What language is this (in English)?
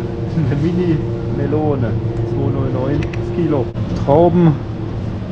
German